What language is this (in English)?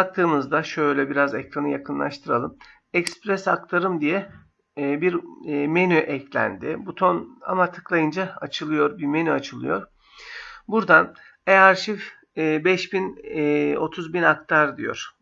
Turkish